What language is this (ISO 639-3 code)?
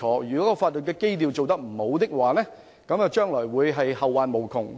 yue